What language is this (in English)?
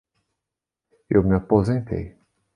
Portuguese